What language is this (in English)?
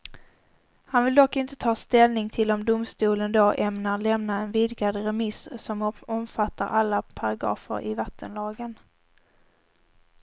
Swedish